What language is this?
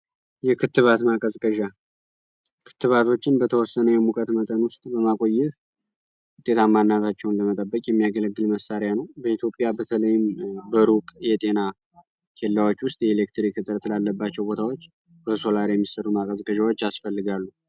Amharic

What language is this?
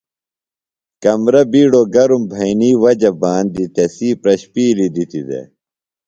Phalura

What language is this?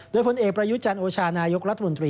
Thai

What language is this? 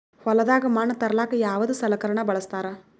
Kannada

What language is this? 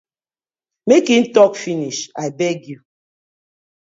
Nigerian Pidgin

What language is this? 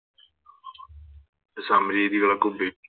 Malayalam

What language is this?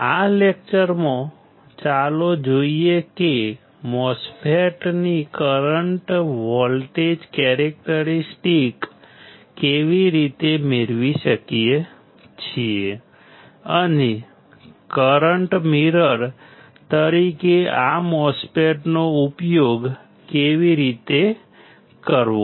Gujarati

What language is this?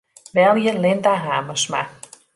Western Frisian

